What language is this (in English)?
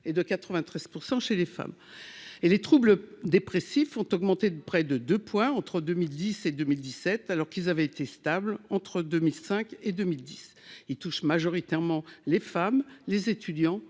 French